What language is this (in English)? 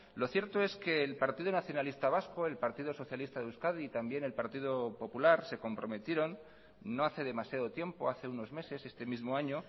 Spanish